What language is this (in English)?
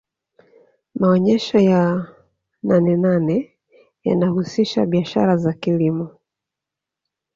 Swahili